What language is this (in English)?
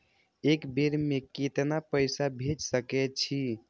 Maithili